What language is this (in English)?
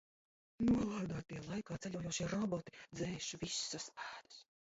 Latvian